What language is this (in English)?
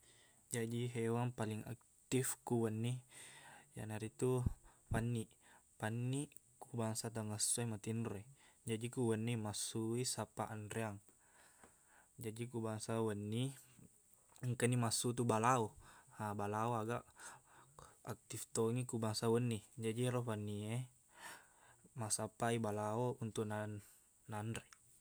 Buginese